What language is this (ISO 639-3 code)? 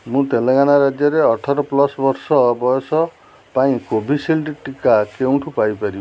ori